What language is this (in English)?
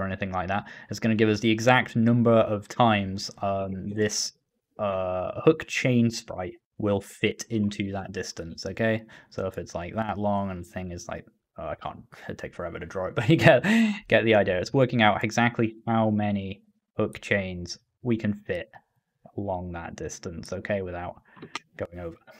English